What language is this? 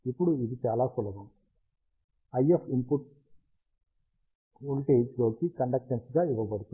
Telugu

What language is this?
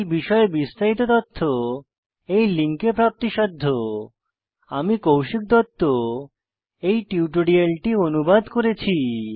Bangla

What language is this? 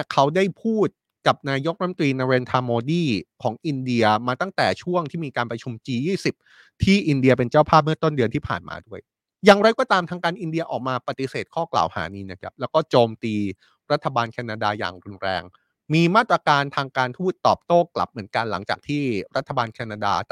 Thai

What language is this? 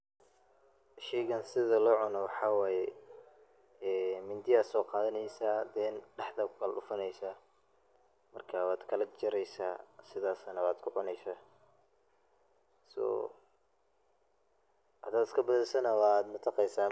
Somali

